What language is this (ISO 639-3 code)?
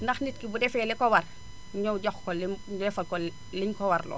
wol